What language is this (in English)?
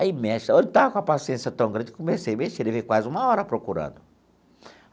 Portuguese